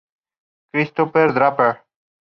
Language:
Spanish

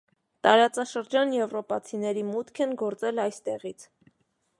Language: Armenian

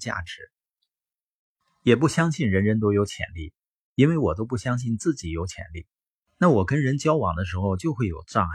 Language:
Chinese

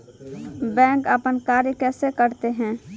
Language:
Maithili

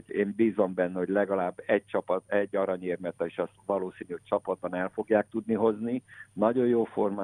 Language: Hungarian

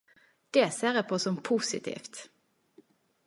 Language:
Norwegian Nynorsk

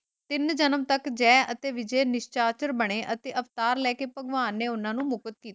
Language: Punjabi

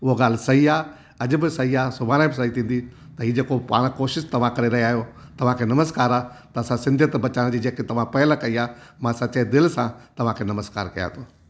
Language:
Sindhi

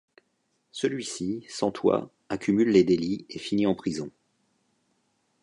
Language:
French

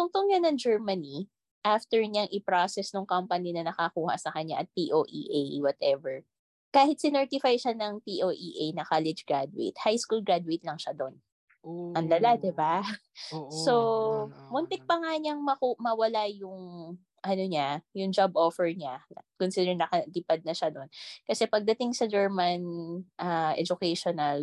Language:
Filipino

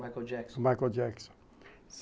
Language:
Portuguese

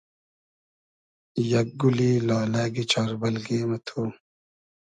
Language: Hazaragi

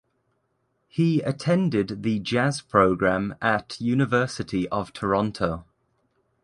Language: English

